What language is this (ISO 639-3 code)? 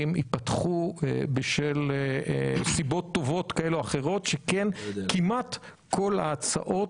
heb